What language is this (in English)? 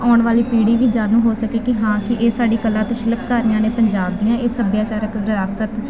Punjabi